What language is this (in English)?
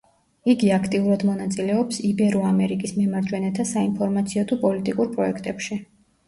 Georgian